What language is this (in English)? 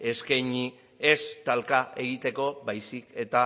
Basque